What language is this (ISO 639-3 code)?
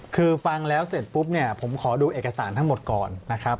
tha